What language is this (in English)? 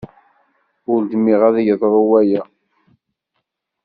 Kabyle